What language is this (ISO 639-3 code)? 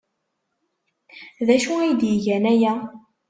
kab